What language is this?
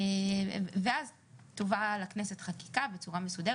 Hebrew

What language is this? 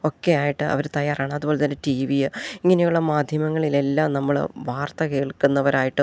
Malayalam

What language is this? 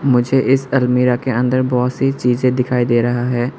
Hindi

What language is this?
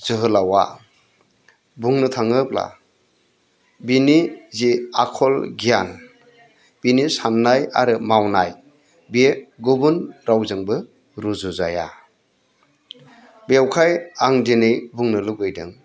Bodo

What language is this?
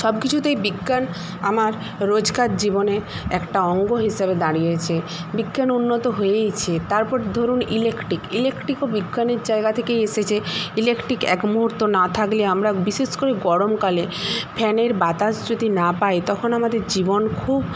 Bangla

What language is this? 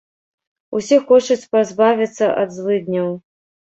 Belarusian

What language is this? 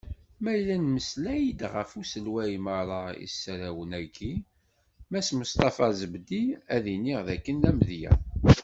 Kabyle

